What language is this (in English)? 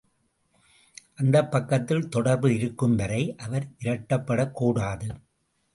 Tamil